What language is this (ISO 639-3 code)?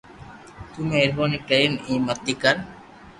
lrk